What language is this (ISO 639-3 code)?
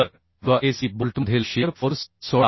mar